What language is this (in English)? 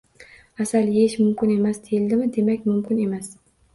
Uzbek